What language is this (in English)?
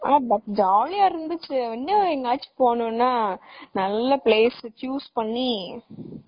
Tamil